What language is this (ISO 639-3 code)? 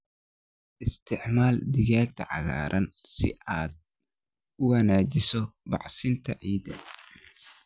som